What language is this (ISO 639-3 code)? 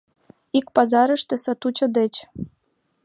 chm